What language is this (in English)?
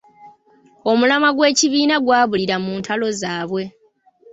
Ganda